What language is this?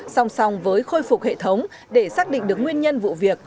Vietnamese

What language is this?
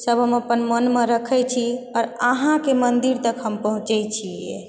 Maithili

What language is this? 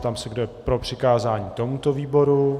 Czech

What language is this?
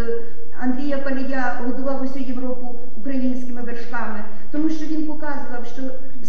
Ukrainian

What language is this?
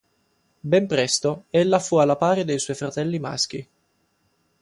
Italian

